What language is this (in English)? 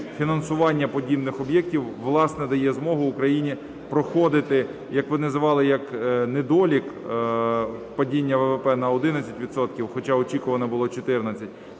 Ukrainian